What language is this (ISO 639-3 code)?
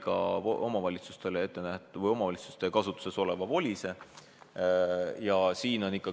est